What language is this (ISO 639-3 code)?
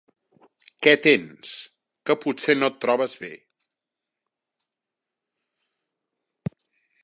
cat